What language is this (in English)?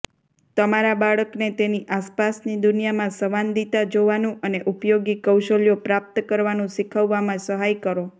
Gujarati